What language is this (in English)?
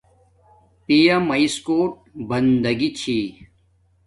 Domaaki